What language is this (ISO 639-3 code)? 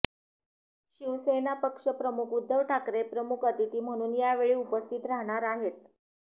mar